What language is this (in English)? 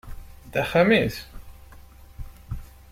Kabyle